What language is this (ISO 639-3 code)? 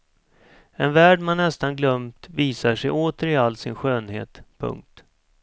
swe